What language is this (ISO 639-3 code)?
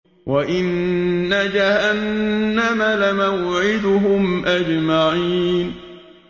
ara